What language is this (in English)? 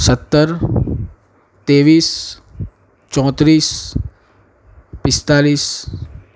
Gujarati